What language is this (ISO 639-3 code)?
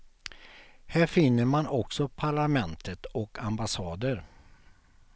swe